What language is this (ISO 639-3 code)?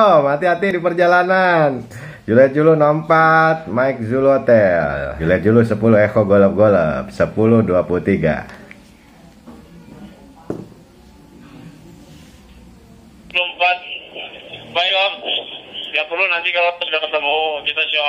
ind